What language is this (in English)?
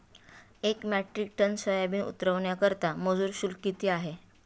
Marathi